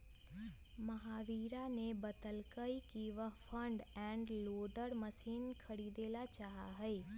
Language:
Magahi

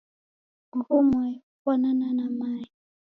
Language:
Taita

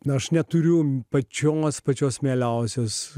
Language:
Lithuanian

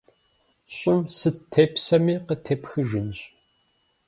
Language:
Kabardian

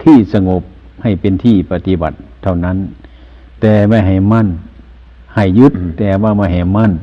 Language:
Thai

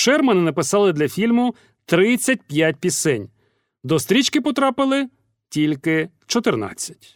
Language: Ukrainian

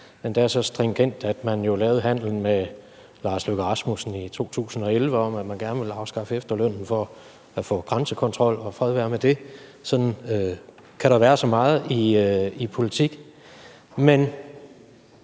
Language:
Danish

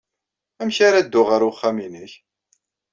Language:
Kabyle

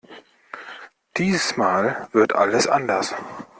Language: German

